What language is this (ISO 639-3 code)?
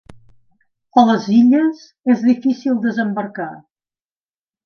cat